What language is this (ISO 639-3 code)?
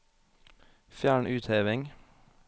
nor